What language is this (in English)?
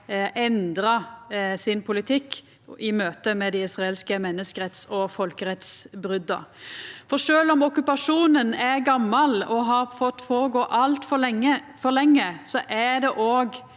Norwegian